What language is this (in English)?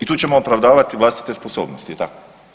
Croatian